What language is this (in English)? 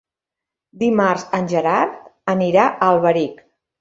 Catalan